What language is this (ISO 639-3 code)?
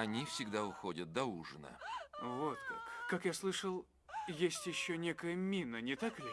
rus